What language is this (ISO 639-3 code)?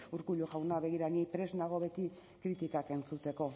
eus